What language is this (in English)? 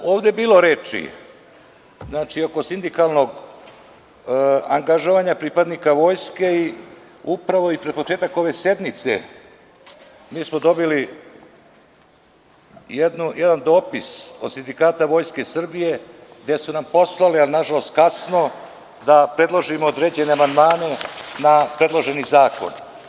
Serbian